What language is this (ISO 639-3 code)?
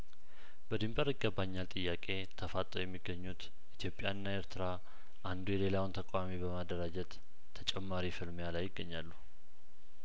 amh